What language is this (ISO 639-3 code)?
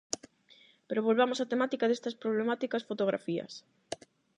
glg